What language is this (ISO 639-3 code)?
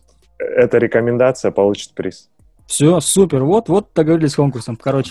rus